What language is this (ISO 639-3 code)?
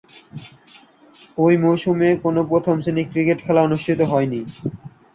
ben